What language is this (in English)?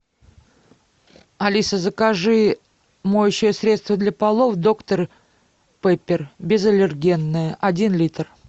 Russian